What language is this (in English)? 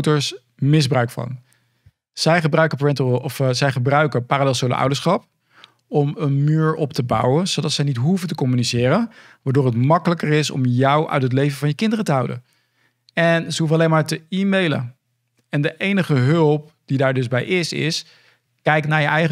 Dutch